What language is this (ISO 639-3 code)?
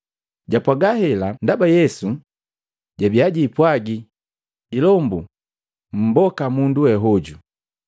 mgv